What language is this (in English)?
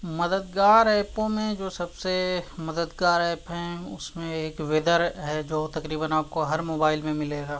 Urdu